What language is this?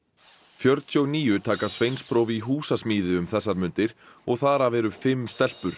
Icelandic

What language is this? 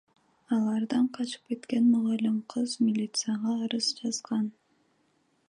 Kyrgyz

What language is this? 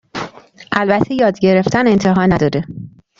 Persian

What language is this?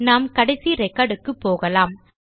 Tamil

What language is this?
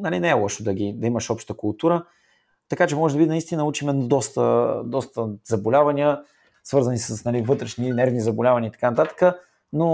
Bulgarian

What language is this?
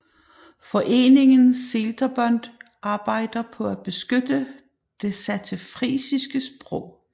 Danish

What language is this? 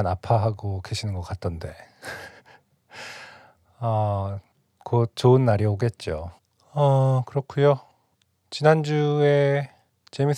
Korean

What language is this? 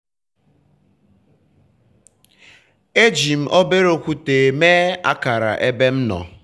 Igbo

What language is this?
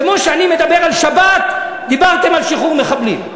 Hebrew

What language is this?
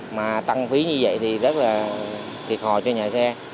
Vietnamese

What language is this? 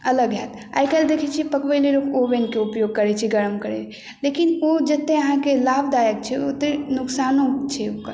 Maithili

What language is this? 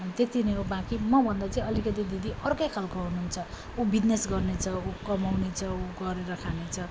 Nepali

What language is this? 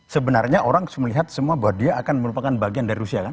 Indonesian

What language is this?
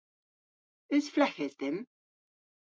Cornish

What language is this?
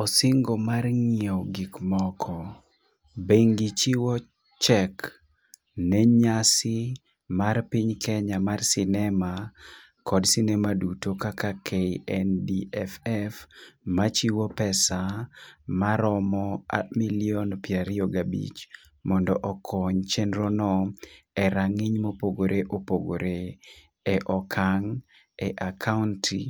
Luo (Kenya and Tanzania)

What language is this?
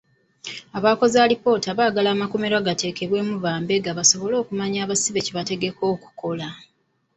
Ganda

